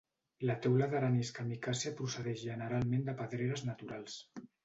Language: Catalan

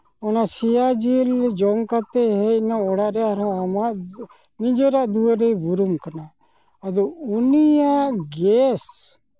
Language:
Santali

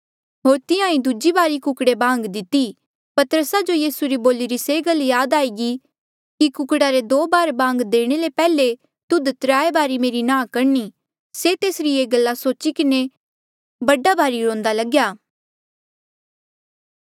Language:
Mandeali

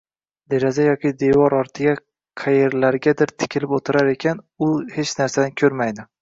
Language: Uzbek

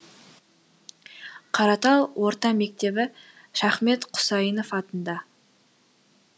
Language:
Kazakh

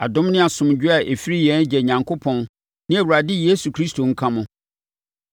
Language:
Akan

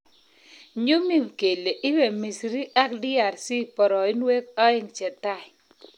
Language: Kalenjin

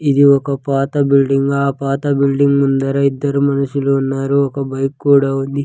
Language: Telugu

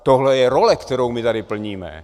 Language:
Czech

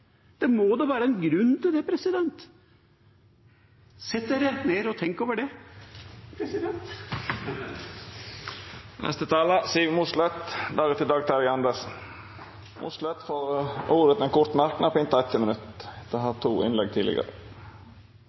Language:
Norwegian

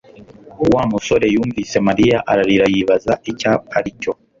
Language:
Kinyarwanda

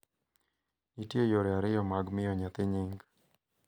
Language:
Luo (Kenya and Tanzania)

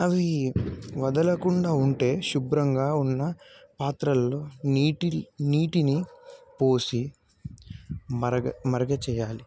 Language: Telugu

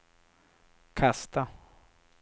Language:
Swedish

